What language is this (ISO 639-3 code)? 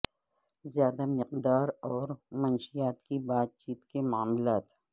urd